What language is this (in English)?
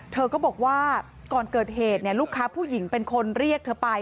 Thai